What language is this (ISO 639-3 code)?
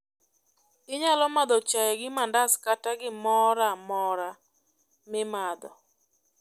luo